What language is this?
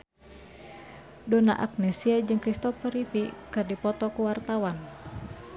Sundanese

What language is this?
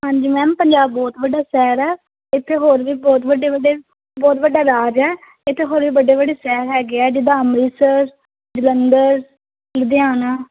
Punjabi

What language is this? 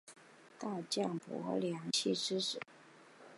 Chinese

